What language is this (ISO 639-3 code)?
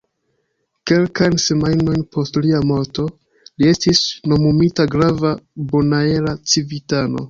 epo